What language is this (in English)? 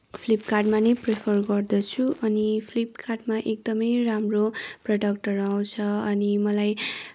Nepali